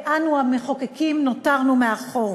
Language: Hebrew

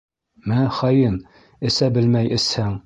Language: Bashkir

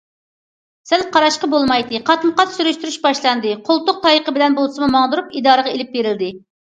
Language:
Uyghur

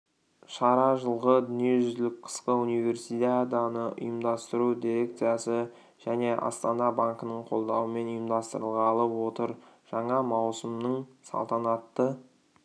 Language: Kazakh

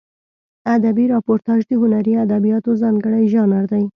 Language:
Pashto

